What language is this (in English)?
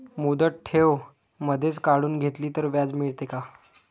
Marathi